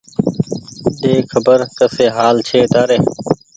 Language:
Goaria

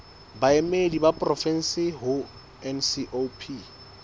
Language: Southern Sotho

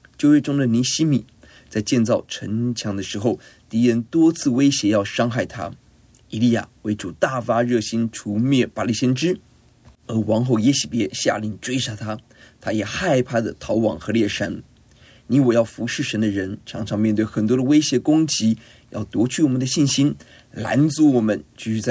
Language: Chinese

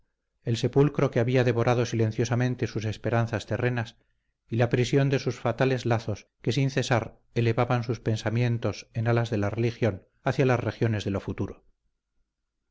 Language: Spanish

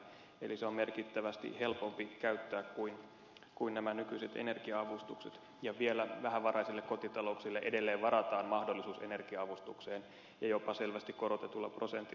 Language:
Finnish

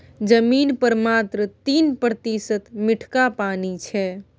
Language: Maithili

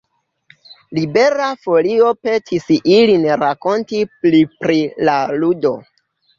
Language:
Esperanto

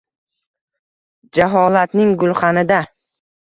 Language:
Uzbek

